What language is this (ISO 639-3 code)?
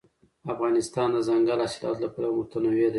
pus